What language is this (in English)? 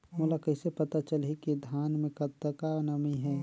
Chhattisgarhi